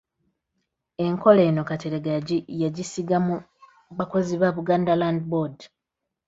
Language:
Ganda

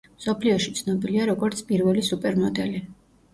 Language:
Georgian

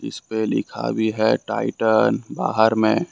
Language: Hindi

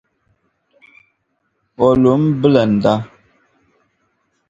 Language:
Dagbani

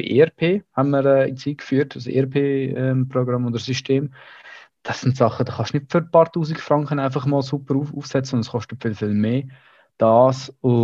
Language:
German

